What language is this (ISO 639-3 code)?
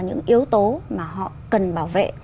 vie